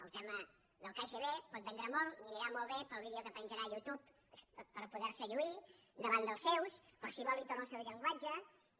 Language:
Catalan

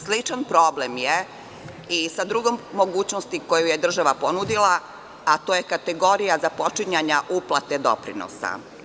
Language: Serbian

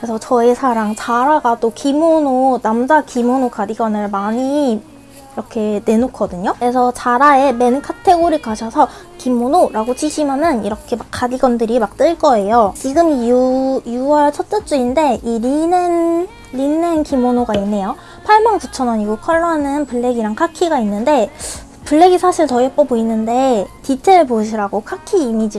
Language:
Korean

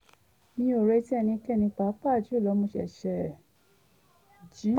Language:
Yoruba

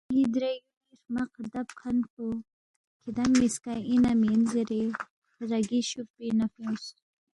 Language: Balti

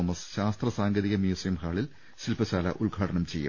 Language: Malayalam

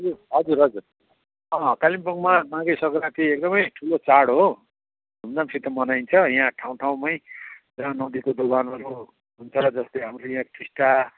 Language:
Nepali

